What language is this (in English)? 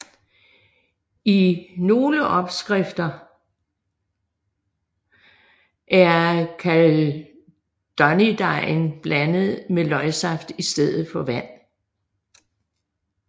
Danish